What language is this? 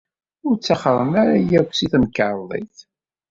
Kabyle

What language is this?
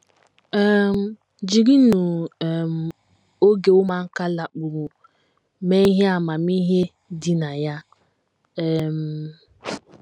Igbo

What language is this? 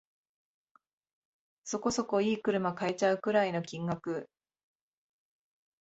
Japanese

